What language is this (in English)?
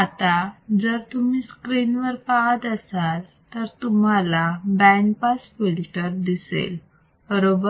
Marathi